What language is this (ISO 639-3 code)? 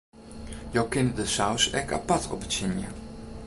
fry